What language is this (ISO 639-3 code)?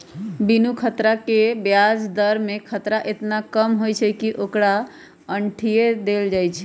mag